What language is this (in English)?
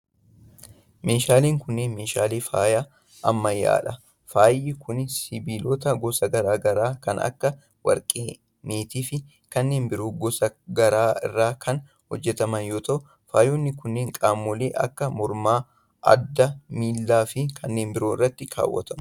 Oromo